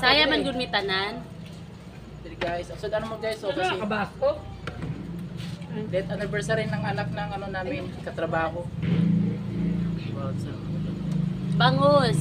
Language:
Indonesian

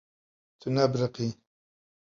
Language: Kurdish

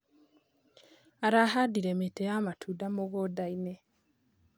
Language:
Kikuyu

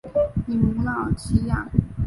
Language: Chinese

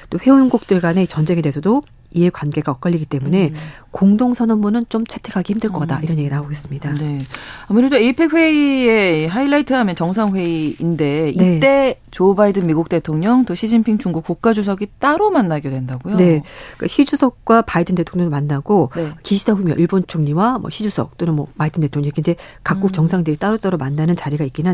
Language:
Korean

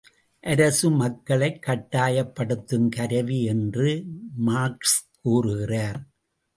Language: Tamil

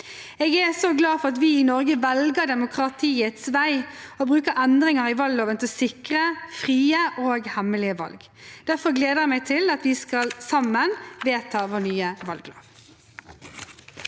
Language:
Norwegian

